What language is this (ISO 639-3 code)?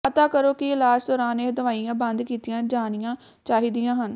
pan